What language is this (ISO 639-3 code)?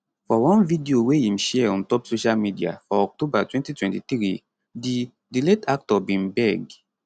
pcm